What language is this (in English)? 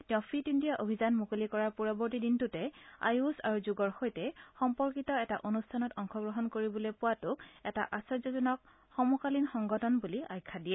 Assamese